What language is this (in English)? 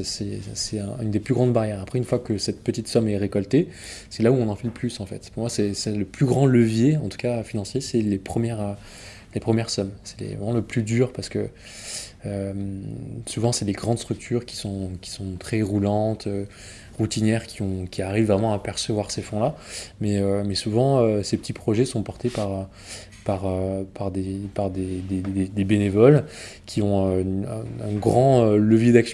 French